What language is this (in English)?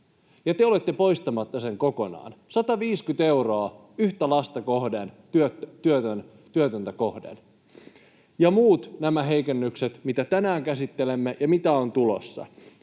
Finnish